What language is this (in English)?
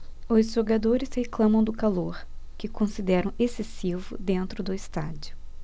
Portuguese